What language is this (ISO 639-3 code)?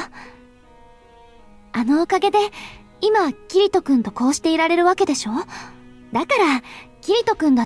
jpn